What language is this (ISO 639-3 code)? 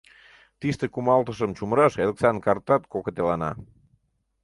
chm